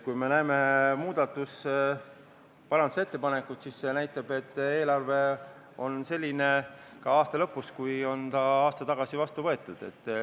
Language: Estonian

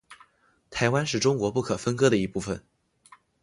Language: Chinese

